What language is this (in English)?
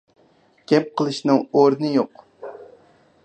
Uyghur